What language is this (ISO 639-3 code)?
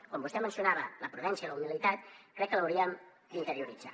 cat